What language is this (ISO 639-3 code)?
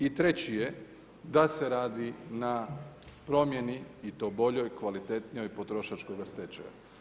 hrv